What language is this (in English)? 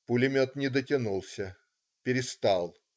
Russian